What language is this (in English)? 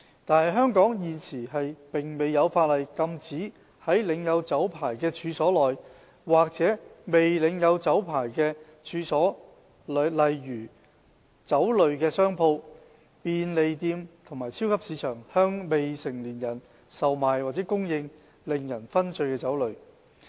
Cantonese